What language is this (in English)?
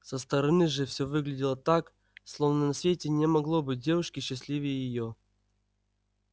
Russian